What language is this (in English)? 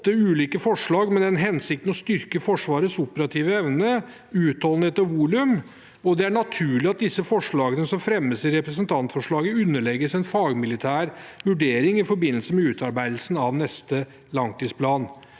Norwegian